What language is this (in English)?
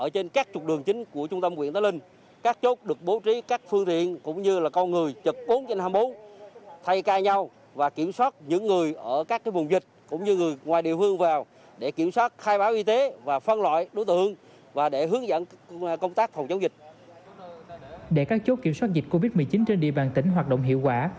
Vietnamese